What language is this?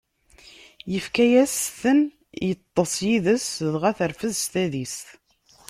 Kabyle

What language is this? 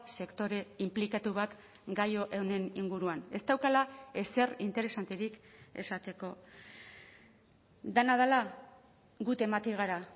Basque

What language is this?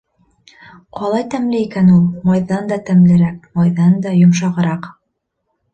Bashkir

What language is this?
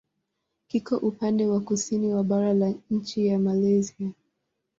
Swahili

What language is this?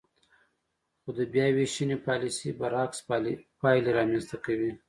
Pashto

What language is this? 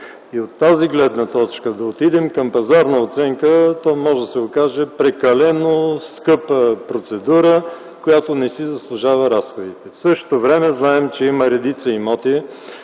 Bulgarian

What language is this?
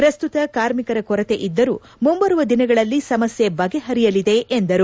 Kannada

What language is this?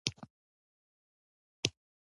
Pashto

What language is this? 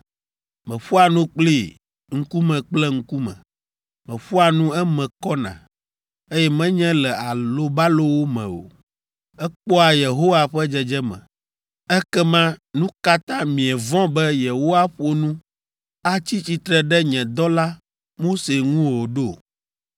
Ewe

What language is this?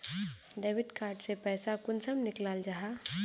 Magahi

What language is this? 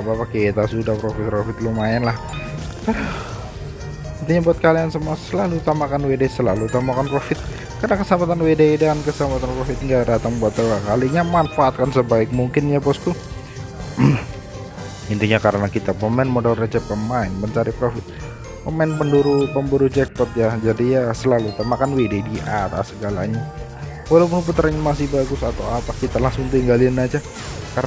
Indonesian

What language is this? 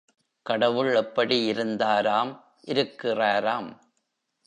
Tamil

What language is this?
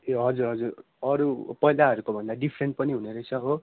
Nepali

